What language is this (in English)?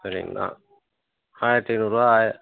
Tamil